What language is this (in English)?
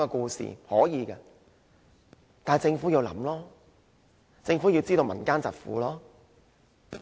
Cantonese